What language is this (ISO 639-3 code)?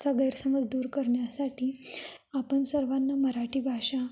mar